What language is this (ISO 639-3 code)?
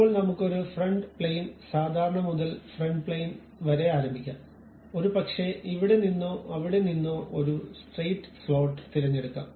mal